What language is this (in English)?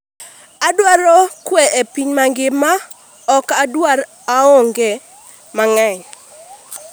Luo (Kenya and Tanzania)